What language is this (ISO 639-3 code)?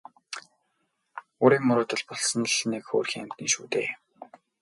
mon